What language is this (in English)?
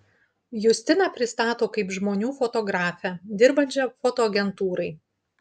Lithuanian